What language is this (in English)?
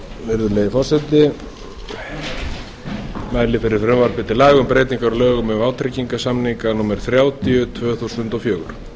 Icelandic